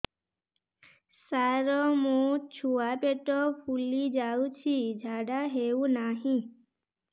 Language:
Odia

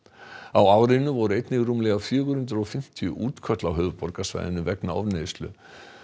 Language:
Icelandic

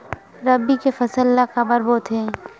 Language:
Chhattisgarhi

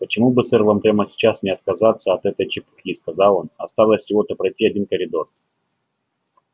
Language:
Russian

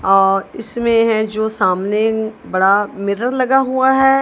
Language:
Hindi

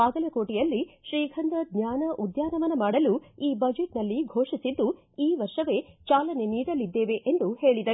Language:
Kannada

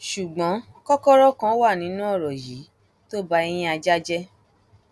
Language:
Yoruba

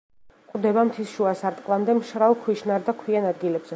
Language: Georgian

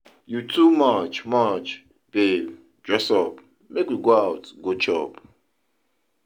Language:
Nigerian Pidgin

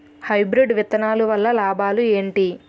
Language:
Telugu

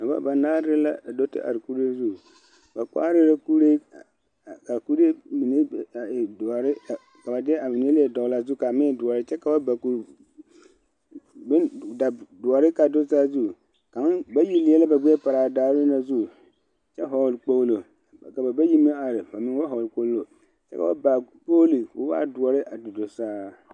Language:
Southern Dagaare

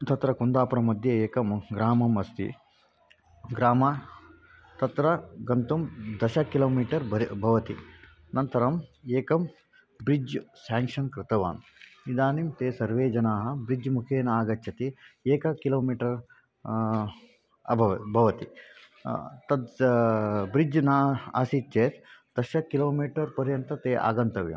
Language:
Sanskrit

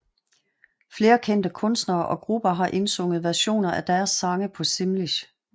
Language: Danish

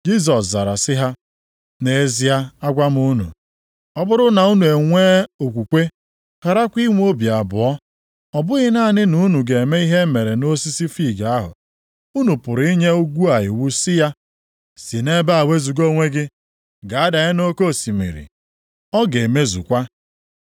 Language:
Igbo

